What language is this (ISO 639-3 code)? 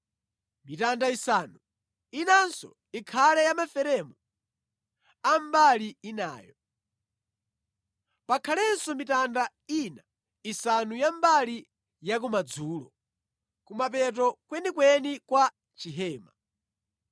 nya